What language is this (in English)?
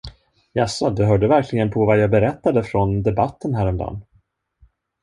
Swedish